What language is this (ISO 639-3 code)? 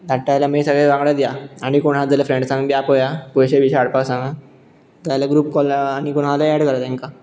kok